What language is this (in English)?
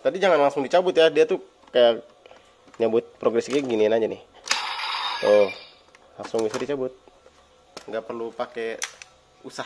Indonesian